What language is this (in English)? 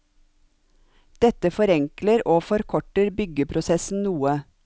Norwegian